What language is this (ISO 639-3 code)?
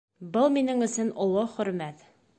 bak